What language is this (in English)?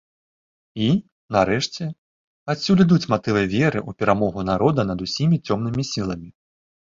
Belarusian